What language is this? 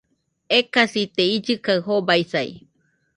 Nüpode Huitoto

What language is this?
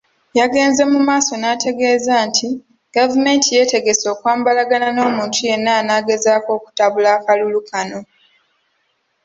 Ganda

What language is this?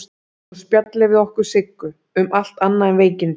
Icelandic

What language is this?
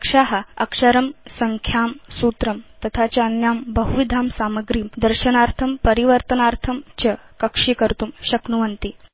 Sanskrit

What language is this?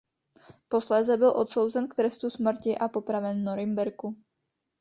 Czech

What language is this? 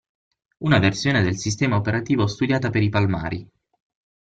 Italian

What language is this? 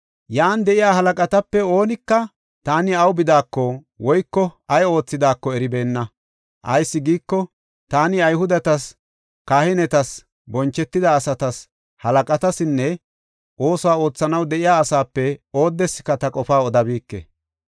Gofa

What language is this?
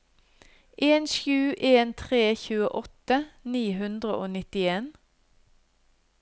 Norwegian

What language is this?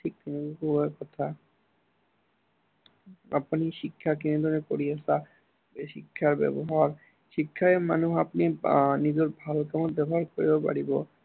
Assamese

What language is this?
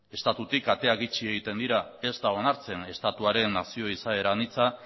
Basque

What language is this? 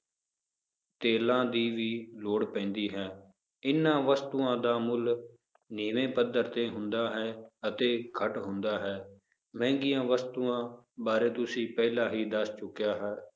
Punjabi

